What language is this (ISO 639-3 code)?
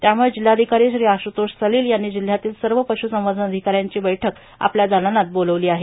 mar